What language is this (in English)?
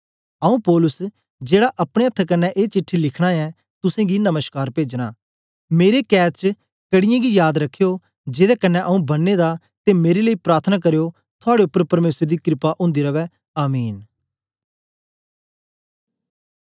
Dogri